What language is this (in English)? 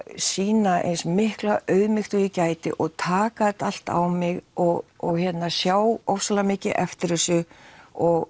Icelandic